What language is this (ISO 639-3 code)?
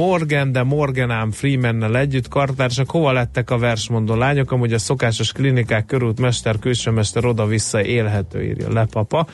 hun